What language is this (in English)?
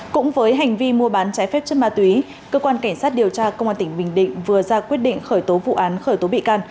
Vietnamese